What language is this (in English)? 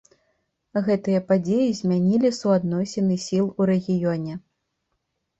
Belarusian